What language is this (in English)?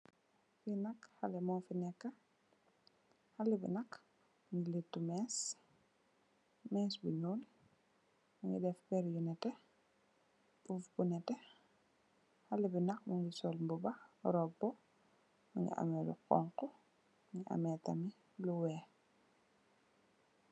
Wolof